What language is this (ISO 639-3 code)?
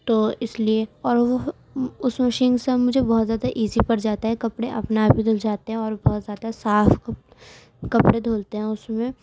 urd